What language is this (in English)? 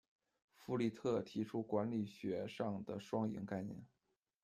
Chinese